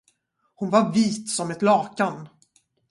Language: Swedish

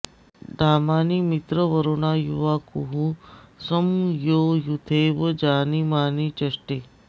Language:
Sanskrit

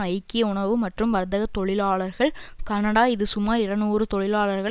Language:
Tamil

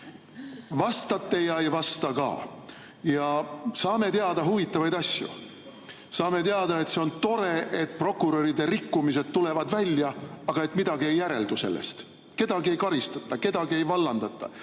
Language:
Estonian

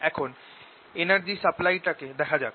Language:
Bangla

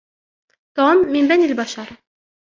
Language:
Arabic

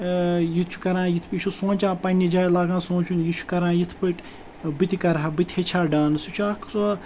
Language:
Kashmiri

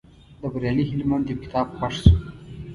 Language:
Pashto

